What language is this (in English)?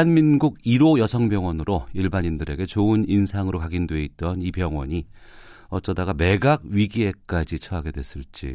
Korean